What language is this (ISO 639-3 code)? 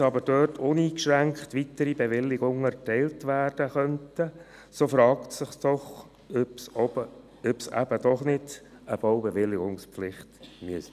gsw